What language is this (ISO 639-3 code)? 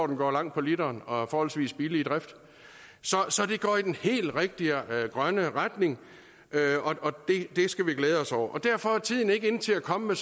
dan